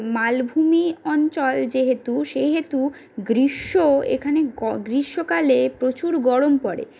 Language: Bangla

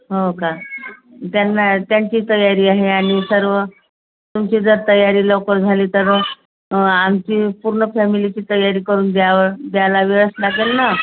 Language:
Marathi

